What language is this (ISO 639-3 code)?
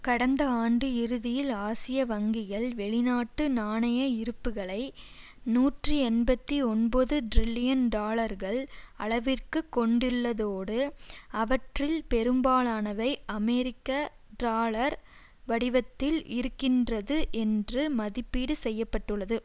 tam